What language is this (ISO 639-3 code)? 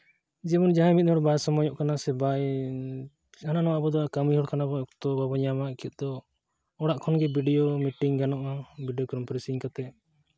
sat